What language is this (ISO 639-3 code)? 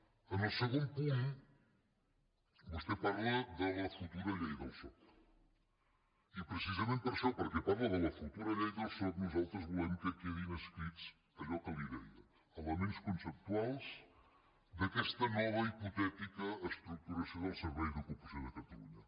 cat